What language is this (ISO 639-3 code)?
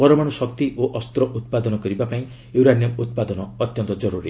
ori